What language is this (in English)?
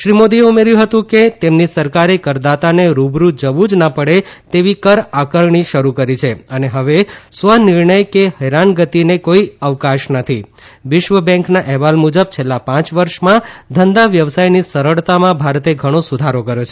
Gujarati